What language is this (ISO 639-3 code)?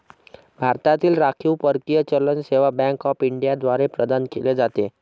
mar